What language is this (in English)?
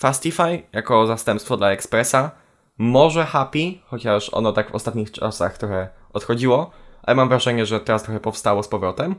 Polish